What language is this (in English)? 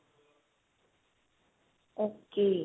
Punjabi